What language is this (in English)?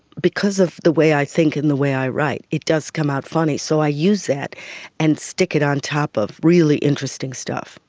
English